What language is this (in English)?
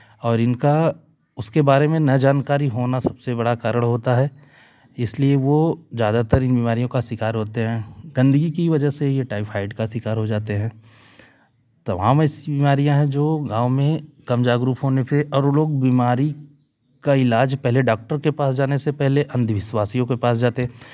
Hindi